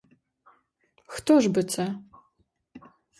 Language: Ukrainian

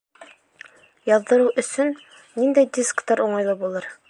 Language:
Bashkir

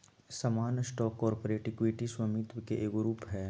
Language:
Magahi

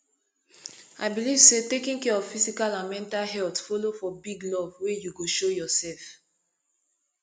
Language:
Nigerian Pidgin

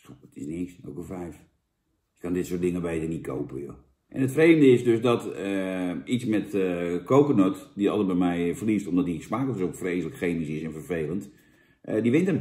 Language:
Dutch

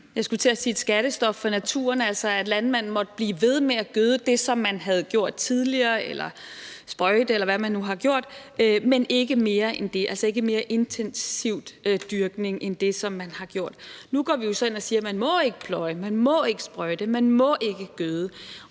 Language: Danish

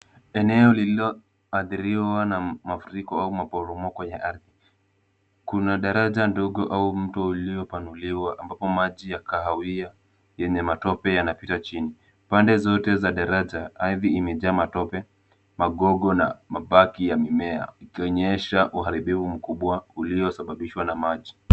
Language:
Swahili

